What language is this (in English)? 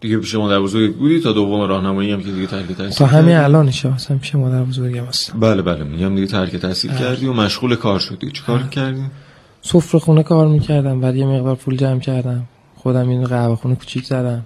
Persian